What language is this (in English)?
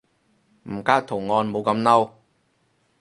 Cantonese